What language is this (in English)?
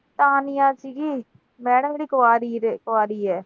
Punjabi